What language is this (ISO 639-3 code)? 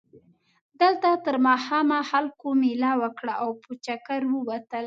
pus